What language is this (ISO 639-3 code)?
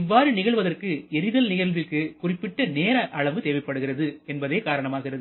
tam